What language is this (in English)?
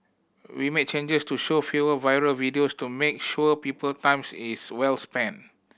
English